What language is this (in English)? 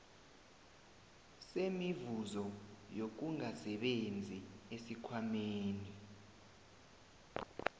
South Ndebele